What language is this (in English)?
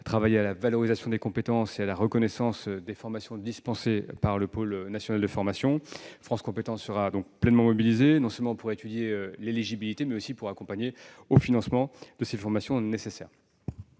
French